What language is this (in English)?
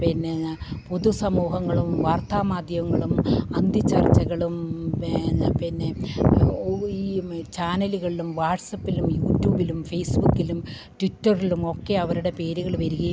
Malayalam